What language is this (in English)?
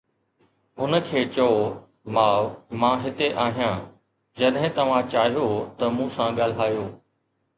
Sindhi